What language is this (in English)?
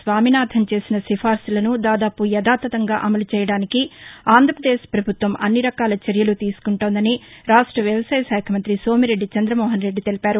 Telugu